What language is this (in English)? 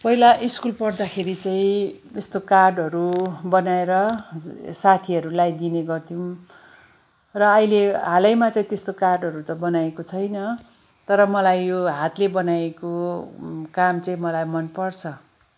Nepali